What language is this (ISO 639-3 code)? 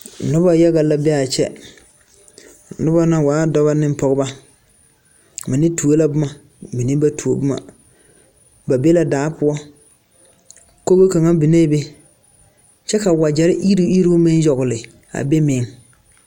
dga